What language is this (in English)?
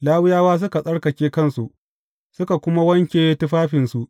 Hausa